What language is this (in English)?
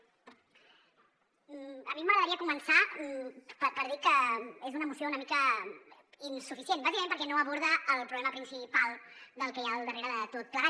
Catalan